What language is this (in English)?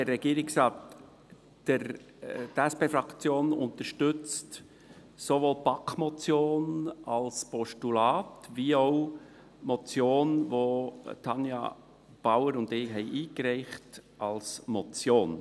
Swiss German